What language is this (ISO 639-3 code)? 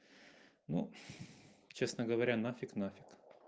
rus